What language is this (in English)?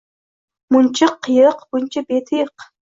Uzbek